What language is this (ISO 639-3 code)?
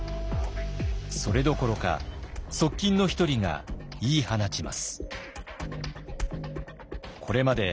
jpn